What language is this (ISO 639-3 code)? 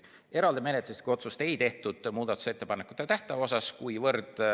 est